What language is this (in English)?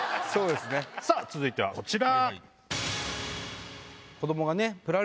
Japanese